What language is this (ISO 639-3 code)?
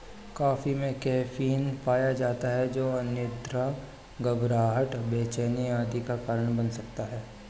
hin